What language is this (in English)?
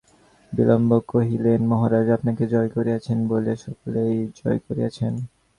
Bangla